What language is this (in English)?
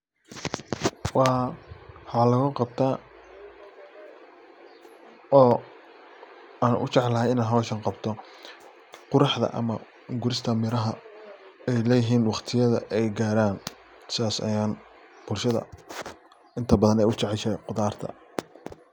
Somali